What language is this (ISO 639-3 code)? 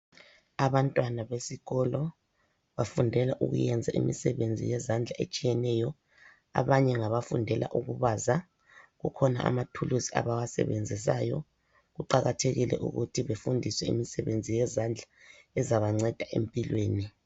nde